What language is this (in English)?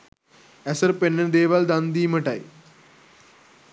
Sinhala